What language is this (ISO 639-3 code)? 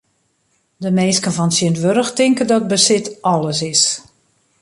fry